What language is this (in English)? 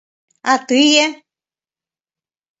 Mari